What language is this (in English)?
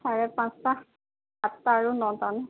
Assamese